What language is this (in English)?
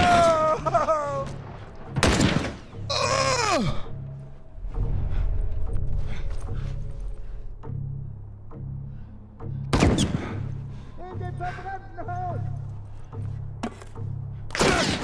German